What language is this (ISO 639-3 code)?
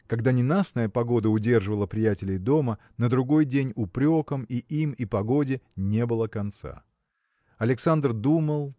rus